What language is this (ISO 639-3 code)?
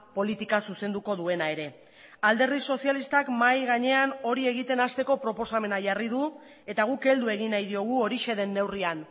eus